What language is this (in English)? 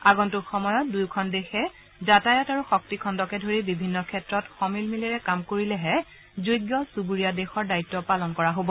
Assamese